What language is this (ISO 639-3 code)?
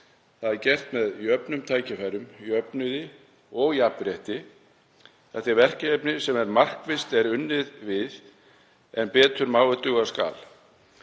isl